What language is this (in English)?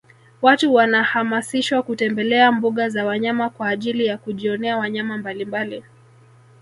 Swahili